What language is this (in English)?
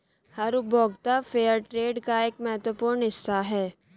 Hindi